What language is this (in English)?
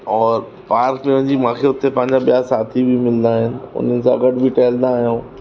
Sindhi